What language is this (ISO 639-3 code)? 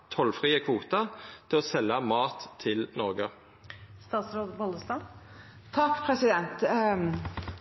nno